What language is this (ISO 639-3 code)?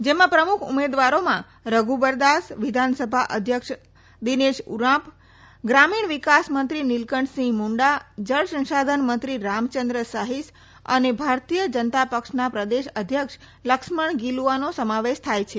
guj